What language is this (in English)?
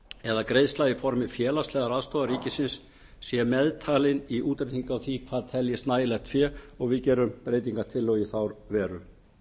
Icelandic